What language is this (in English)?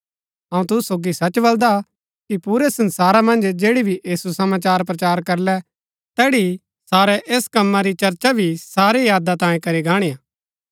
Gaddi